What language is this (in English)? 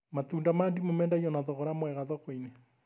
Kikuyu